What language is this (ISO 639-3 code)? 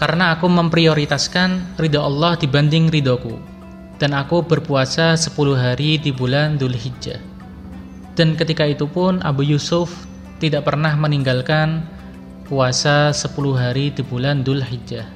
ind